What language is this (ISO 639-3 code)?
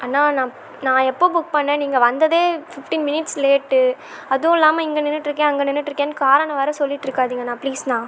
tam